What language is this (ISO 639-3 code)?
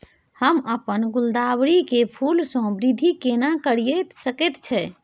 mai